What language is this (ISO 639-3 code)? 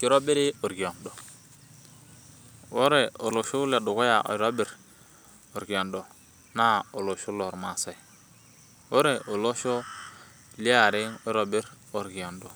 mas